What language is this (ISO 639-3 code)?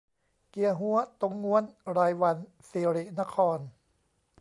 tha